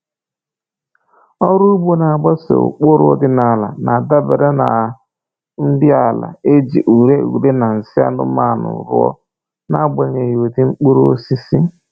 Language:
Igbo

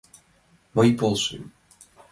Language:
Mari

